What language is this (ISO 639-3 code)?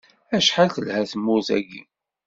kab